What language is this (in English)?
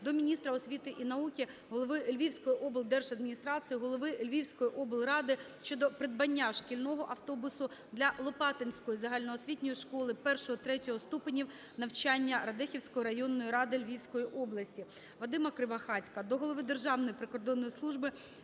Ukrainian